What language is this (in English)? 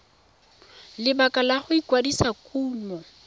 Tswana